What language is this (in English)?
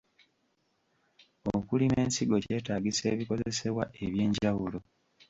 Ganda